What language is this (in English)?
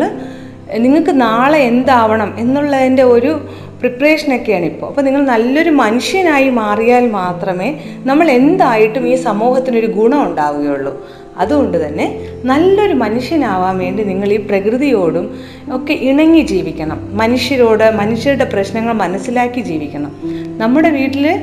Malayalam